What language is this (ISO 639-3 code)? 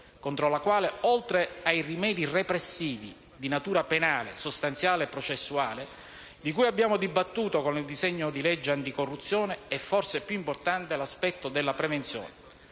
ita